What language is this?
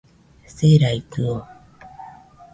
Nüpode Huitoto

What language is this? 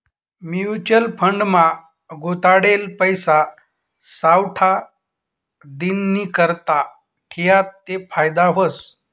Marathi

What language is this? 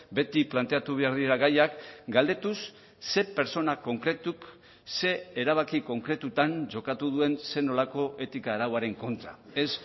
Basque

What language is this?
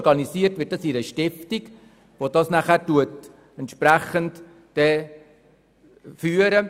Swiss German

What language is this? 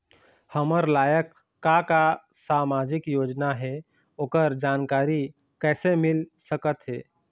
Chhattisgarhi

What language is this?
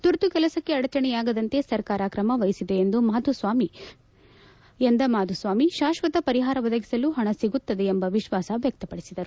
Kannada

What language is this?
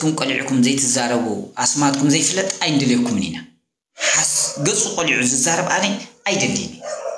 Arabic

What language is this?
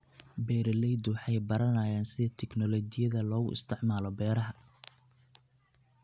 Somali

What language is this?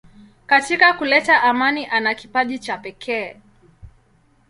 Swahili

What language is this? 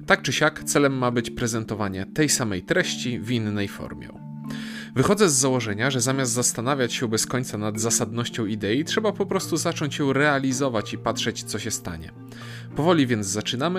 Polish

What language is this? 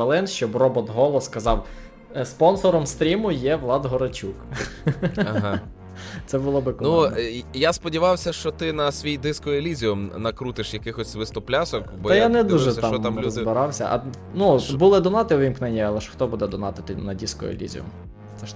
Ukrainian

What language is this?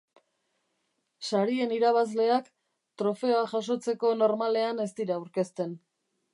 Basque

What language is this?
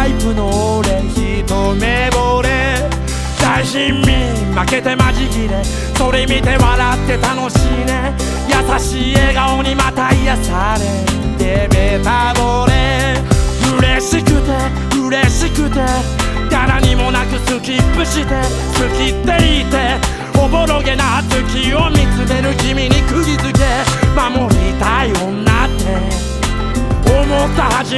Chinese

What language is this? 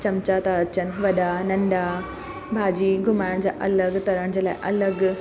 Sindhi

